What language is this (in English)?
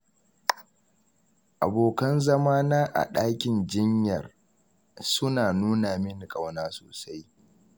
Hausa